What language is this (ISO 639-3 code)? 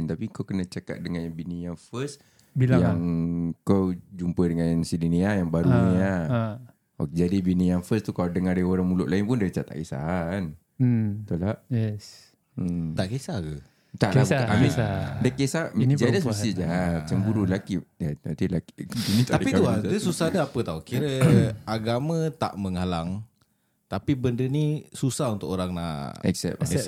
msa